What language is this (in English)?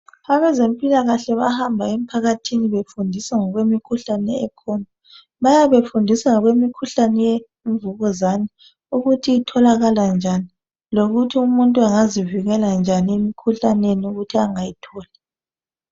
North Ndebele